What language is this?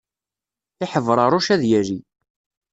Kabyle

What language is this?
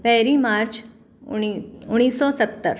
Sindhi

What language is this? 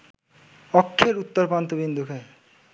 Bangla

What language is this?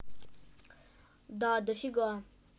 Russian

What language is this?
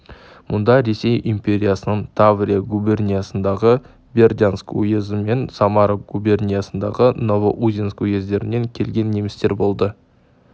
Kazakh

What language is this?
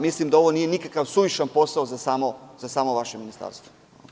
Serbian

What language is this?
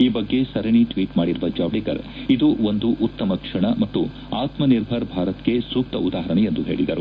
Kannada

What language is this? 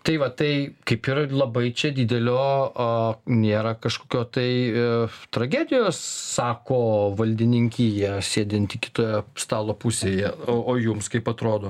Lithuanian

